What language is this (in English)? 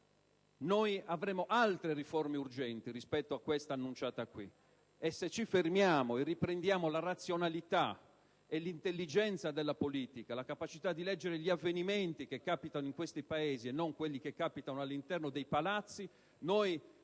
Italian